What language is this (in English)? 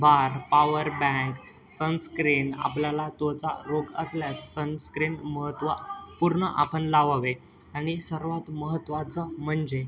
Marathi